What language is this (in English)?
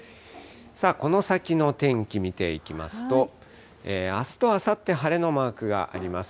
Japanese